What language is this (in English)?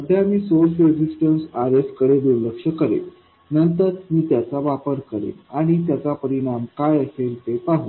Marathi